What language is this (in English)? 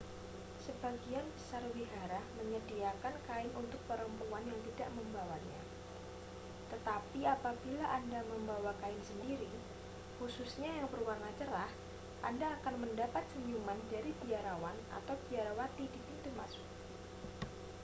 Indonesian